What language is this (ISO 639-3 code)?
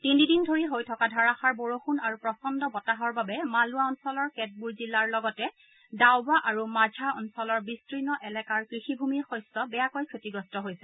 asm